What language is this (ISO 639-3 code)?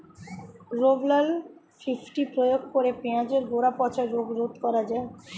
ben